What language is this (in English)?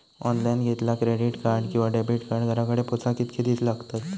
Marathi